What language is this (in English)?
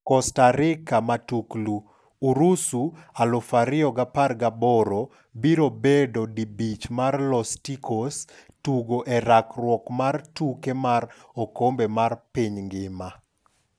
Luo (Kenya and Tanzania)